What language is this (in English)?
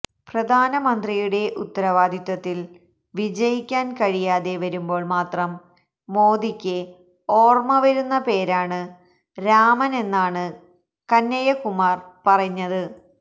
Malayalam